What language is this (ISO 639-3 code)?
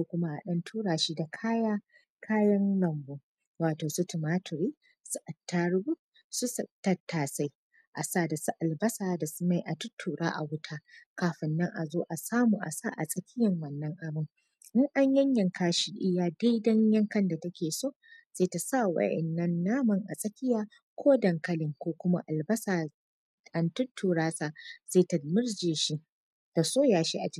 hau